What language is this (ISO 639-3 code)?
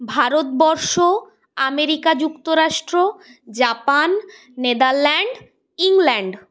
ben